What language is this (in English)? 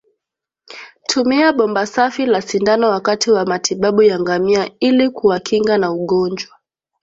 Swahili